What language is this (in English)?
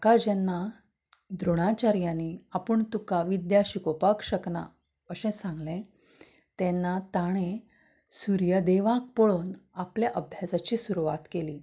Konkani